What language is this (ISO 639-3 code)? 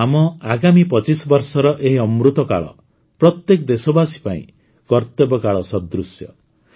ori